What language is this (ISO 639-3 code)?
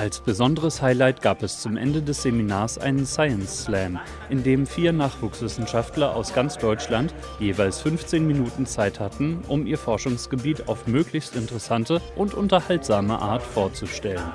deu